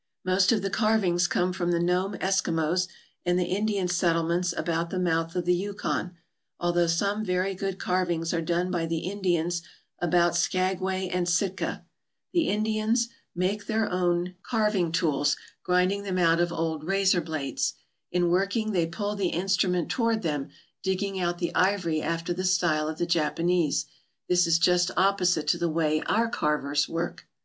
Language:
English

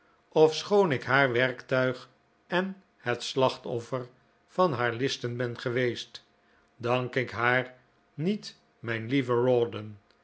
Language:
Dutch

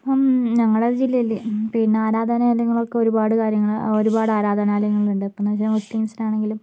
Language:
Malayalam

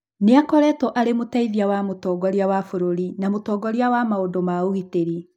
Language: Kikuyu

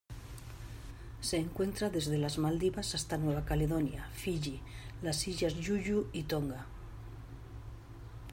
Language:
Spanish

